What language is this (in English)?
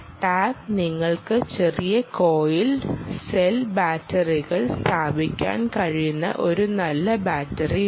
Malayalam